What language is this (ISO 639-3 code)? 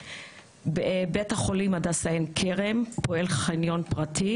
heb